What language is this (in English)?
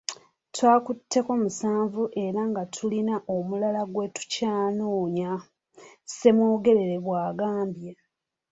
Ganda